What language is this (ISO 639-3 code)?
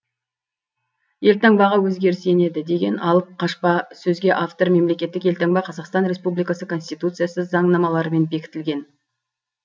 kaz